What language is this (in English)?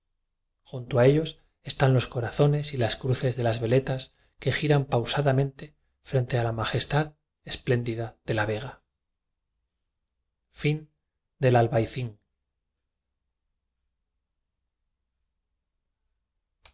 Spanish